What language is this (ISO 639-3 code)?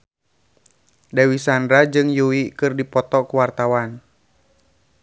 sun